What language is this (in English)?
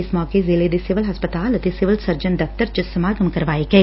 Punjabi